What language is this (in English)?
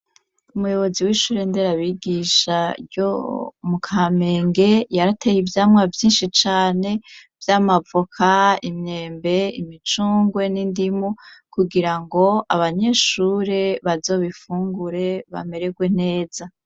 Rundi